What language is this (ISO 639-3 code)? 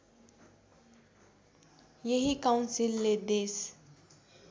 nep